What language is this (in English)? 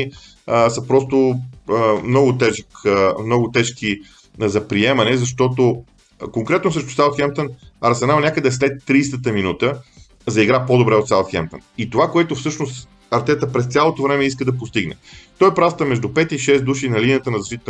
Bulgarian